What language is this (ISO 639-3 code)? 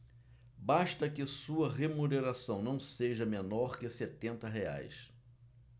por